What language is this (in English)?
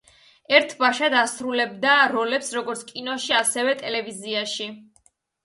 Georgian